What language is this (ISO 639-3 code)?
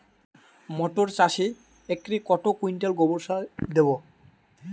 ben